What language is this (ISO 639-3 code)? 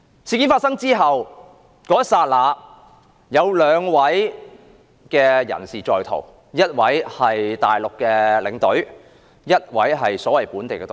yue